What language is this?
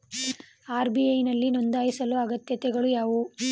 Kannada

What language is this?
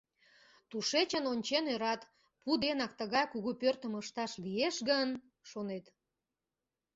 Mari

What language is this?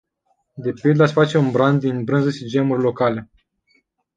Romanian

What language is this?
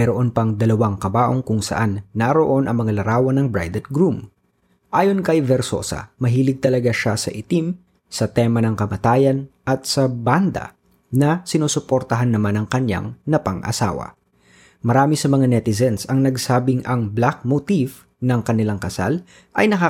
Filipino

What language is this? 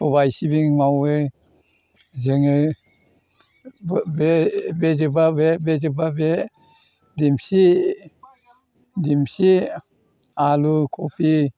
Bodo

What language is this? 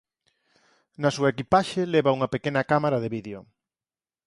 Galician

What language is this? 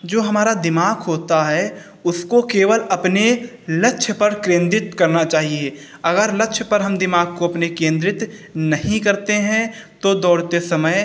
Hindi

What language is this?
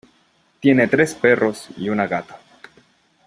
Spanish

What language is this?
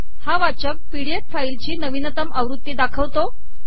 Marathi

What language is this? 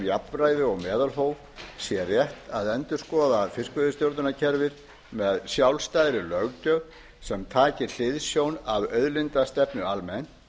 Icelandic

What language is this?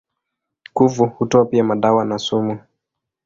Swahili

